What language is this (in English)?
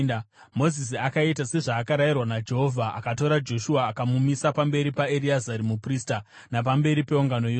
Shona